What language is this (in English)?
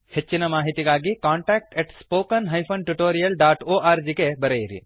Kannada